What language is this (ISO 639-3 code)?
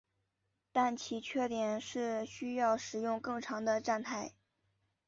zho